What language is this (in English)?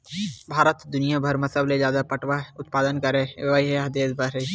Chhattisgarhi